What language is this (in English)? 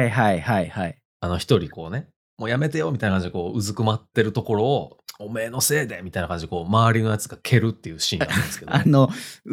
Japanese